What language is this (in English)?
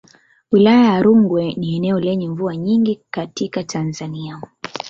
Swahili